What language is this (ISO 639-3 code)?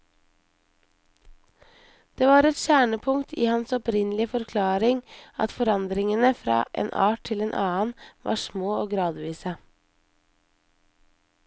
nor